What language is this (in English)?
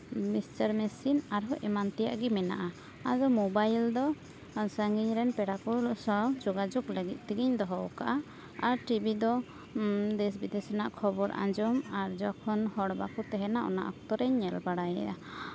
Santali